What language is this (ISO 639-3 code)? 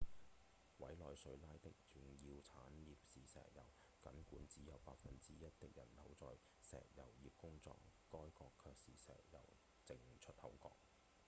yue